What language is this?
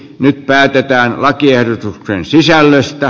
Finnish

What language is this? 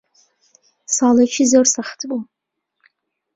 Central Kurdish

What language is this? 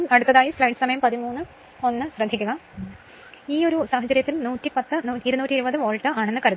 Malayalam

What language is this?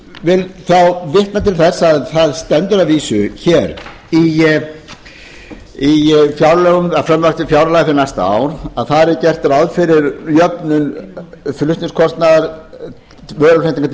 Icelandic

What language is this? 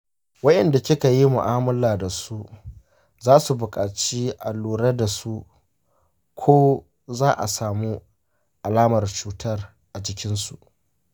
Hausa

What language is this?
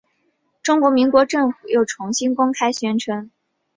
Chinese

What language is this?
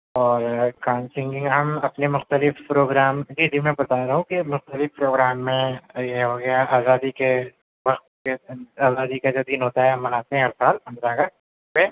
Urdu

